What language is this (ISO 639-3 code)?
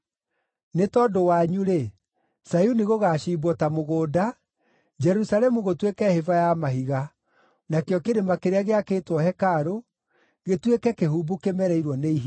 kik